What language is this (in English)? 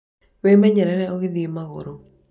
Kikuyu